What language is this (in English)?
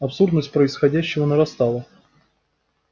Russian